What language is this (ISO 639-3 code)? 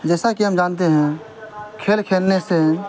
urd